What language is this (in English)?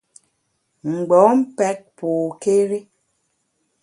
Bamun